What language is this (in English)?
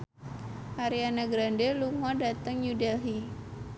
Javanese